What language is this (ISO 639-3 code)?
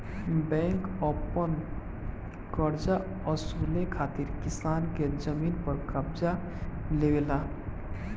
bho